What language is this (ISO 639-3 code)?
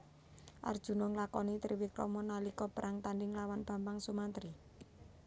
jav